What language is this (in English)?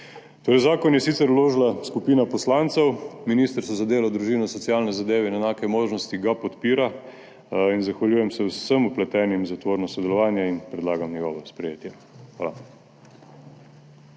Slovenian